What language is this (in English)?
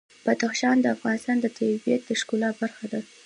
Pashto